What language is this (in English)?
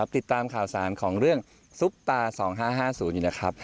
Thai